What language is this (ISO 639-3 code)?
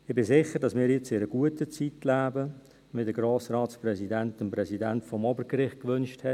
gsw